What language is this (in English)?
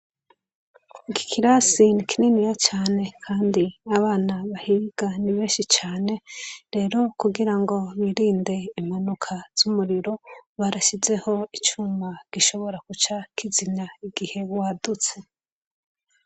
Rundi